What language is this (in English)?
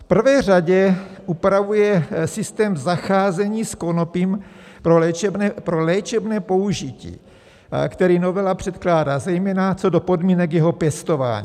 Czech